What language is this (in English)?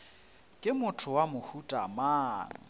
Northern Sotho